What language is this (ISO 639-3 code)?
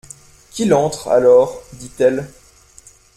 fra